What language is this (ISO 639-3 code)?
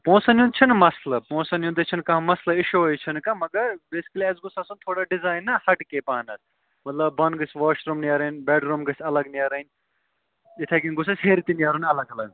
kas